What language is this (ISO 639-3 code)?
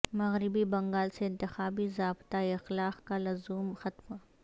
urd